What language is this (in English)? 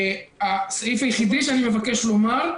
Hebrew